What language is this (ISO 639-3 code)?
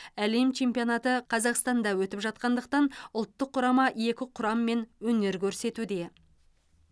kaz